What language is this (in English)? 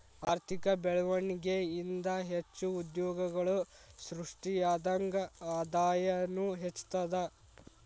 Kannada